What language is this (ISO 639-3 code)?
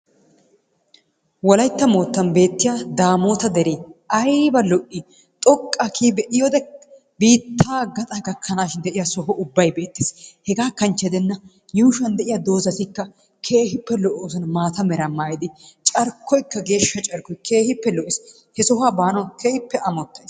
wal